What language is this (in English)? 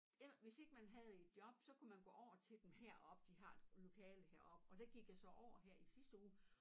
Danish